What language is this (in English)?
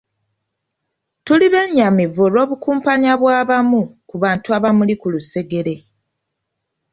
Ganda